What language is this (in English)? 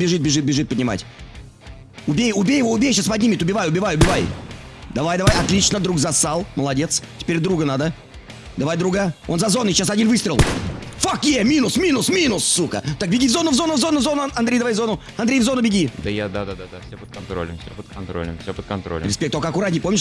Russian